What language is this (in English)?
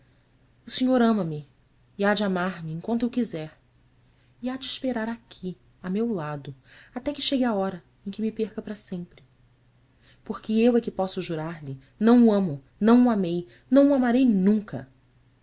Portuguese